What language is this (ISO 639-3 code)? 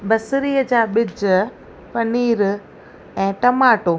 snd